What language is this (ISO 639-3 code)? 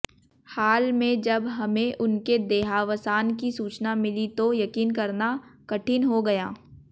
hin